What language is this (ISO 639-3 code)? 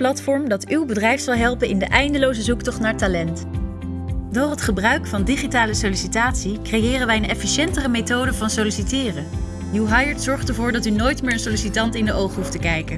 nld